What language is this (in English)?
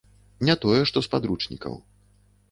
Belarusian